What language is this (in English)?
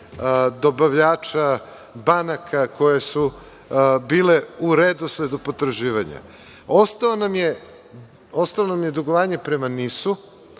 Serbian